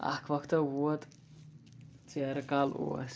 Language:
Kashmiri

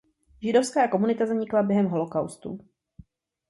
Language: Czech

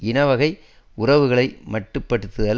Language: Tamil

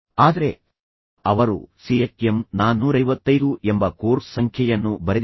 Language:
Kannada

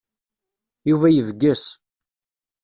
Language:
Kabyle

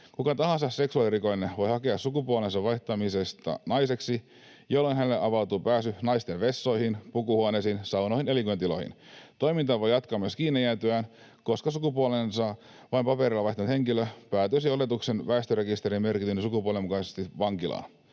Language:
Finnish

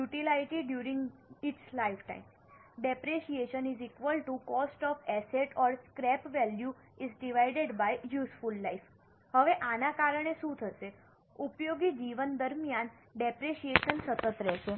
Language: Gujarati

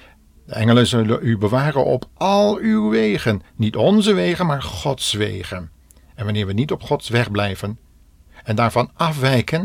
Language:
Dutch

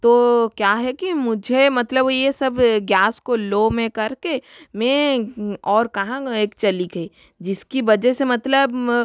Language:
Hindi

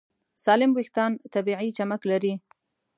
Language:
Pashto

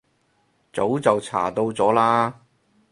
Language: Cantonese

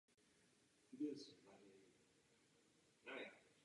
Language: Czech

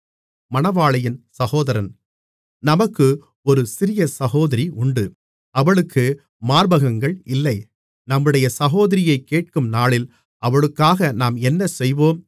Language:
Tamil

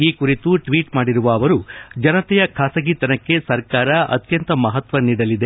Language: Kannada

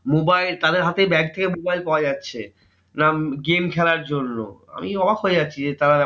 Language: Bangla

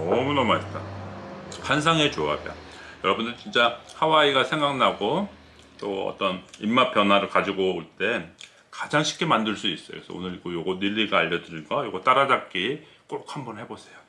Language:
Korean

